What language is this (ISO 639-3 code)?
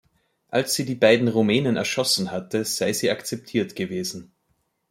deu